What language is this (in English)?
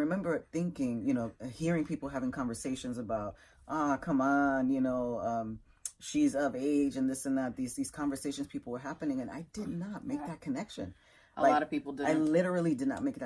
English